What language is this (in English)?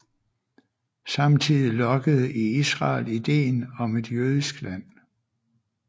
Danish